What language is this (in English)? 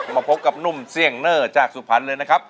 Thai